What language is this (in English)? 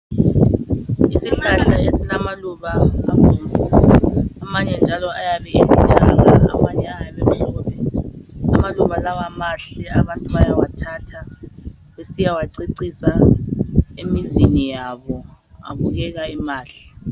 North Ndebele